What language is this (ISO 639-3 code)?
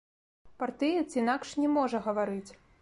bel